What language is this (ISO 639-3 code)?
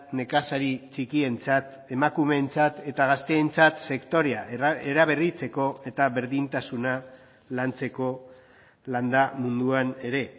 eus